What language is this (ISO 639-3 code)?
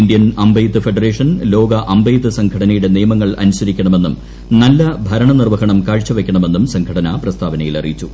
mal